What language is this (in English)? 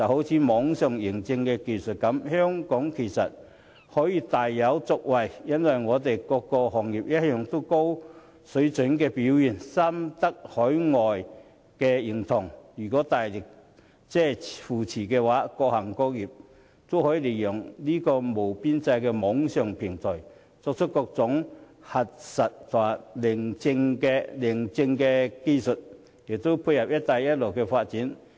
Cantonese